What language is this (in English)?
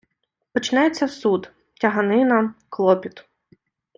Ukrainian